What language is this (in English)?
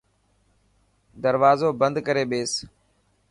Dhatki